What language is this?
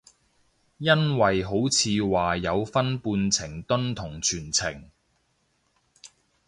Cantonese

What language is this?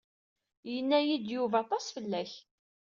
Kabyle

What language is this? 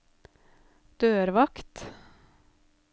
Norwegian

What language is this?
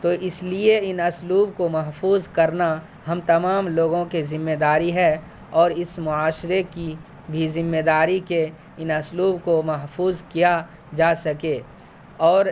Urdu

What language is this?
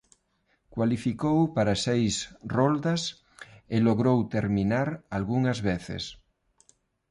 Galician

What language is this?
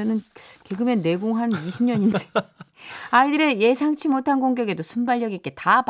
Korean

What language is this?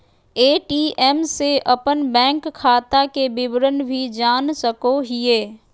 Magahi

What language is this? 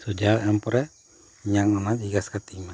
Santali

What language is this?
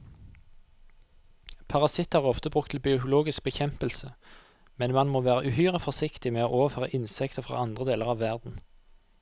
Norwegian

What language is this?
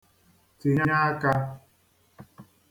Igbo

